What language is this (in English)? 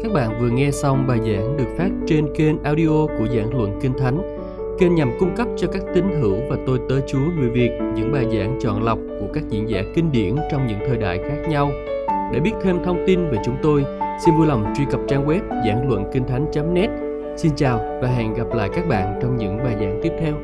Vietnamese